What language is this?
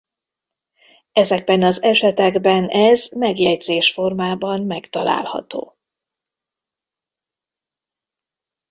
Hungarian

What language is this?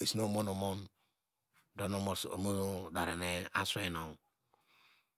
Degema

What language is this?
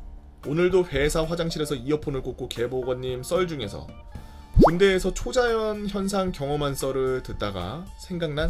Korean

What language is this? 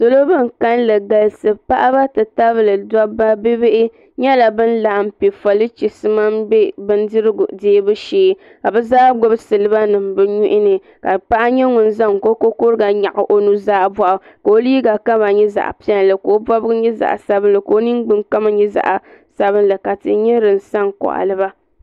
Dagbani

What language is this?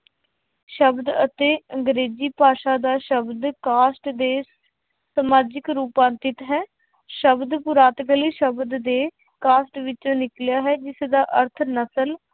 Punjabi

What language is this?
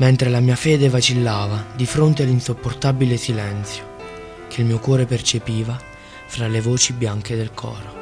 Italian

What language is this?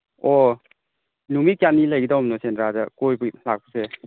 Manipuri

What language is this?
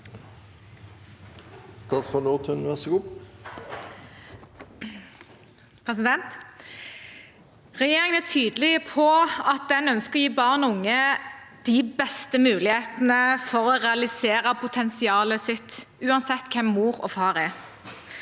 Norwegian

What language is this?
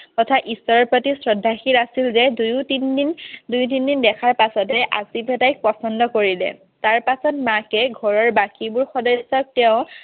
Assamese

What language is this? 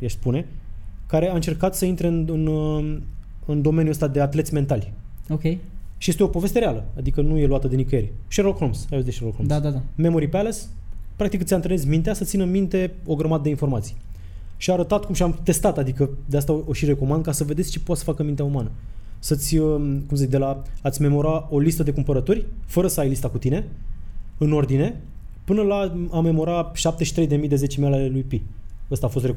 Romanian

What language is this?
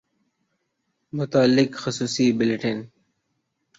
Urdu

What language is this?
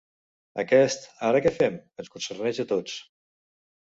Catalan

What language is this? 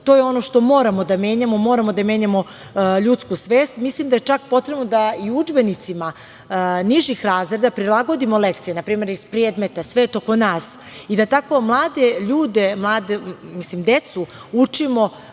Serbian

